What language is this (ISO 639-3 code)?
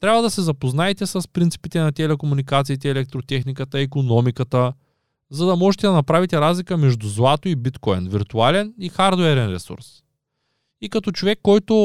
bul